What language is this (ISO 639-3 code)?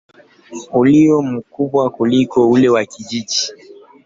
swa